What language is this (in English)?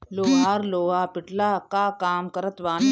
Bhojpuri